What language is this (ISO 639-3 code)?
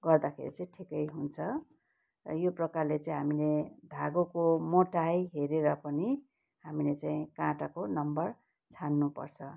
nep